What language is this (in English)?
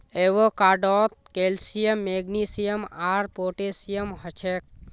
Magahi